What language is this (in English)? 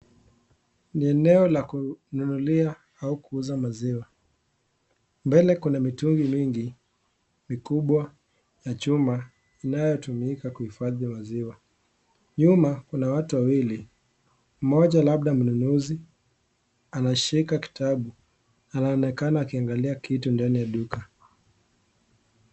Swahili